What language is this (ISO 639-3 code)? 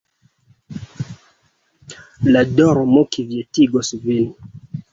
epo